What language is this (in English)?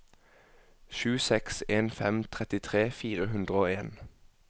Norwegian